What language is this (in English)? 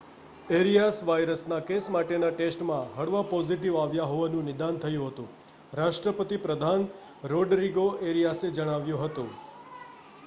Gujarati